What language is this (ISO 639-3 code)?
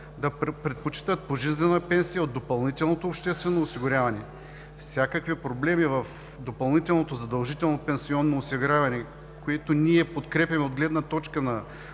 bul